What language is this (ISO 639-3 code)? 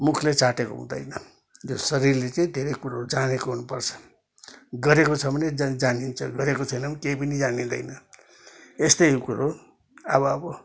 nep